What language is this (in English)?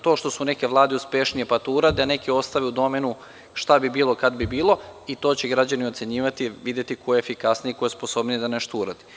Serbian